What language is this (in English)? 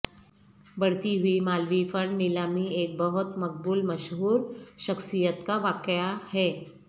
Urdu